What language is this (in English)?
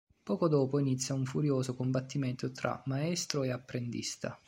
Italian